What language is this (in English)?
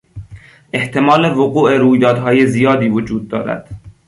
Persian